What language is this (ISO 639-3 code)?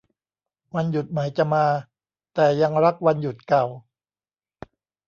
tha